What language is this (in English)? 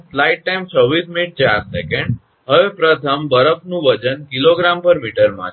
Gujarati